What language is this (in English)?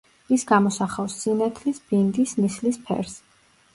Georgian